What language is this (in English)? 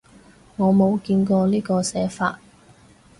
Cantonese